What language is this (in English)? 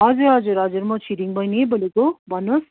Nepali